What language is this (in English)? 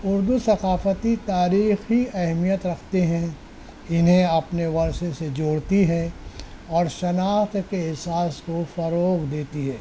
Urdu